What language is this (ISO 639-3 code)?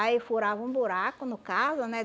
por